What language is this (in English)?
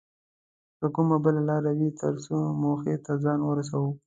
Pashto